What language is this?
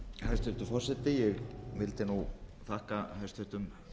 Icelandic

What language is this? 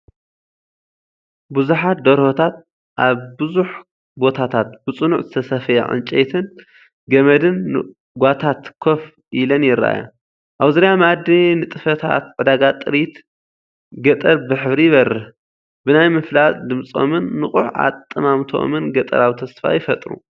Tigrinya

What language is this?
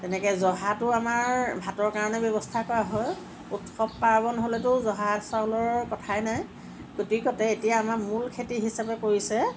Assamese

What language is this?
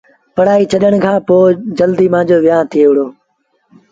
Sindhi Bhil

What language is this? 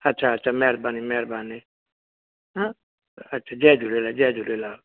Sindhi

